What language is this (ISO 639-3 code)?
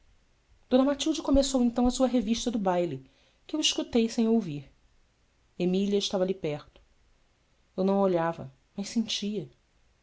por